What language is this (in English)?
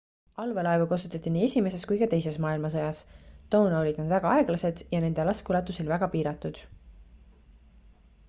Estonian